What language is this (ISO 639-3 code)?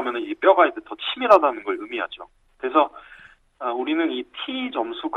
kor